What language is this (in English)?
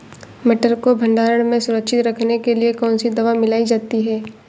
Hindi